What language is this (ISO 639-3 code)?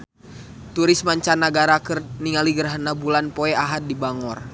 sun